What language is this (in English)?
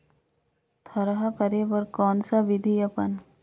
Chhattisgarhi